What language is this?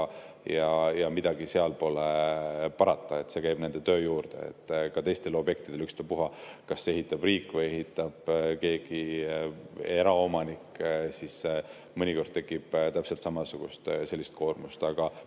Estonian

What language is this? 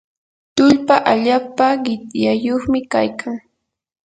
Yanahuanca Pasco Quechua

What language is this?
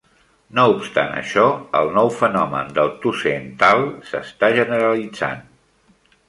Catalan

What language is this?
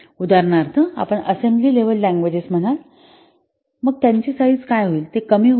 Marathi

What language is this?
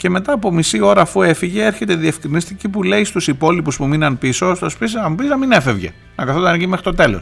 Greek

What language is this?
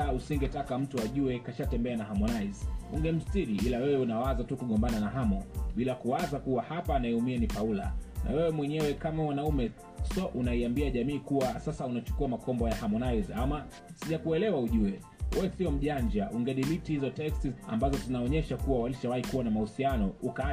Swahili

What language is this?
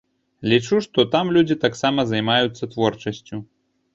Belarusian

